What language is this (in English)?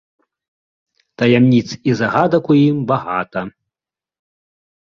Belarusian